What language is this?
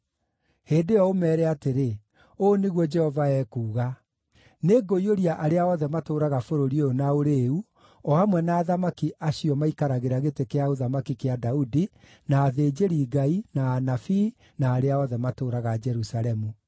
Kikuyu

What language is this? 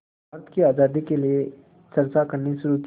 Hindi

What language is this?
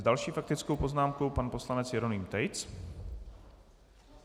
Czech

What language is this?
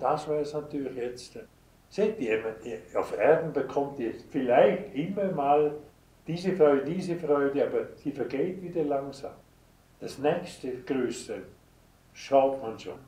German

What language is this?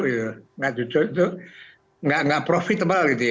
Indonesian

